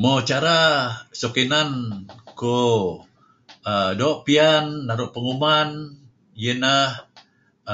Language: Kelabit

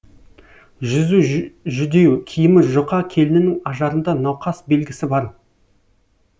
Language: Kazakh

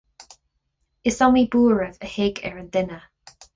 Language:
Irish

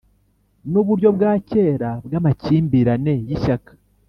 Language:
Kinyarwanda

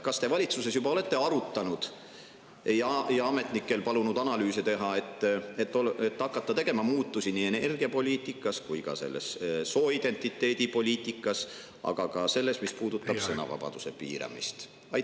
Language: Estonian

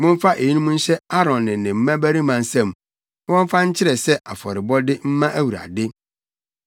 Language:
Akan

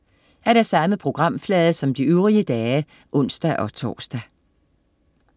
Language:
Danish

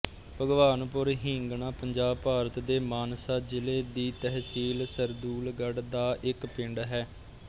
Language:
Punjabi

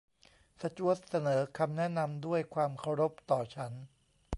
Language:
Thai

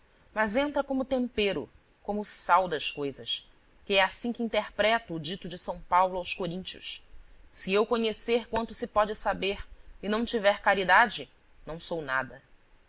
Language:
Portuguese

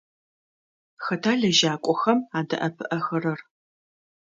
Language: Adyghe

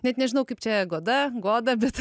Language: Lithuanian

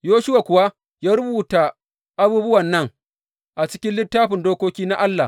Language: Hausa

